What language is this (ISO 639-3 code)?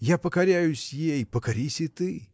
rus